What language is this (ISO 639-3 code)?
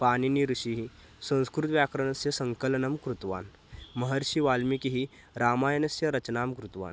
san